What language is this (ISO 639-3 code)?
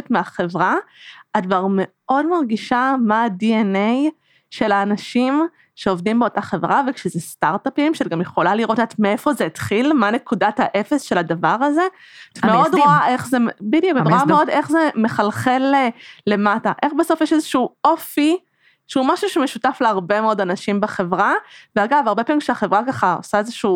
heb